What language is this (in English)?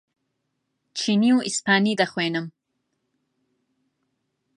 Central Kurdish